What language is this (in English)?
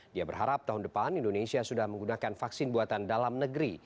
Indonesian